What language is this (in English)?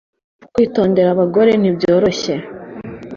Kinyarwanda